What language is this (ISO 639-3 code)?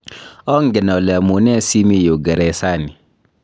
kln